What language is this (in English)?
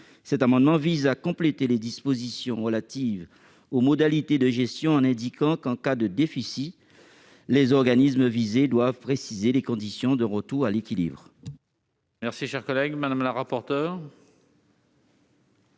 French